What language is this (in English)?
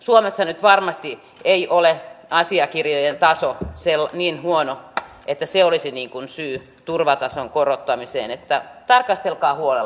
Finnish